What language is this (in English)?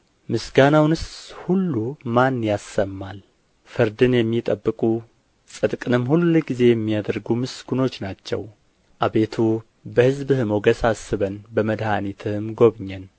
Amharic